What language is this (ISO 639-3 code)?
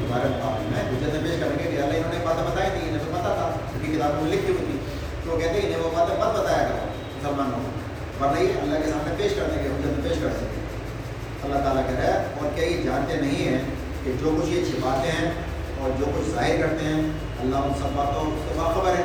urd